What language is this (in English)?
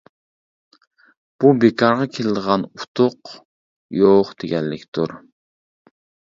Uyghur